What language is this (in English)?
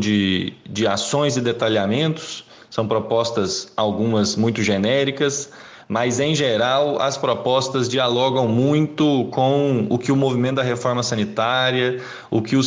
Portuguese